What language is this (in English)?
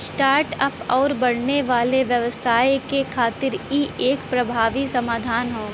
Bhojpuri